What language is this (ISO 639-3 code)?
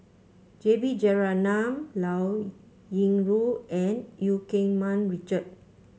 eng